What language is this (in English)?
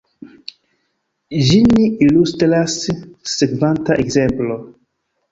Esperanto